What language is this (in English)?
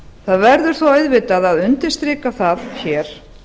Icelandic